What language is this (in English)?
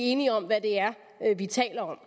Danish